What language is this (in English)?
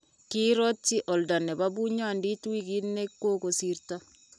Kalenjin